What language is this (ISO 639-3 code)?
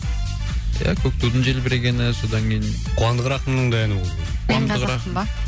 kaz